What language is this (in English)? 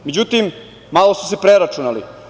Serbian